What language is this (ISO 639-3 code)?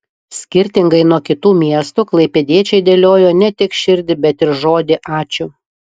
lit